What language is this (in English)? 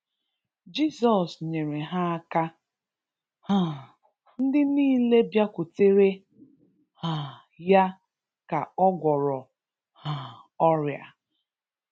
Igbo